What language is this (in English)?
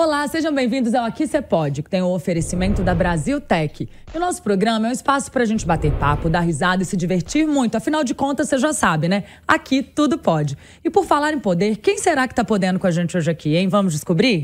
Portuguese